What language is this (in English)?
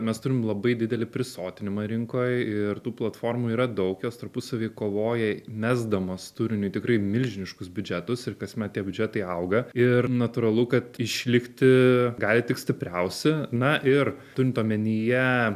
Lithuanian